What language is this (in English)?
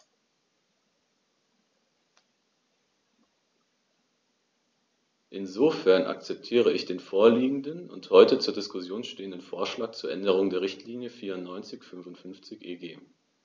German